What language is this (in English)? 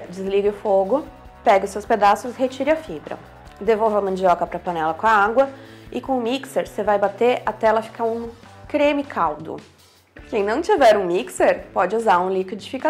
Portuguese